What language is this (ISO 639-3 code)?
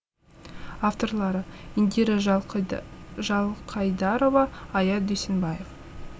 kaz